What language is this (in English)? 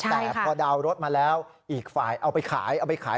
Thai